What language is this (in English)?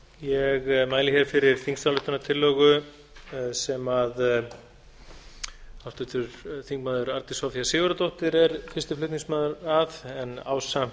Icelandic